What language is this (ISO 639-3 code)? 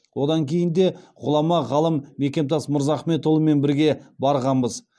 kaz